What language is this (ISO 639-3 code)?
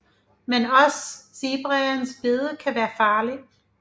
dan